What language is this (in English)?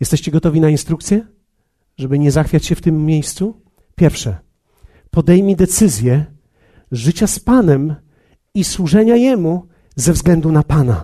Polish